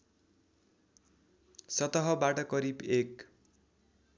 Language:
Nepali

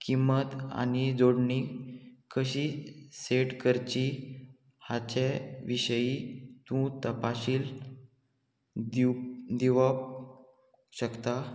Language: Konkani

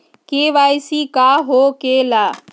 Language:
Magahi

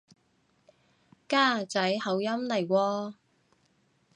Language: Cantonese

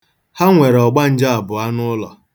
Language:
Igbo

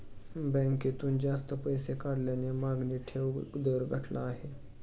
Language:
Marathi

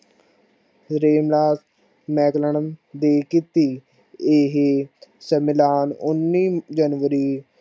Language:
Punjabi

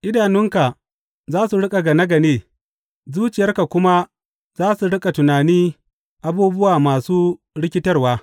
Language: Hausa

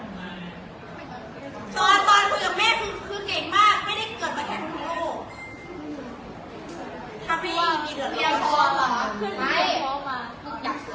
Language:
Thai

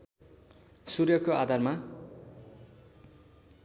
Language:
Nepali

